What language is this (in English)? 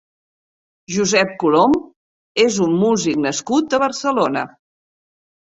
Catalan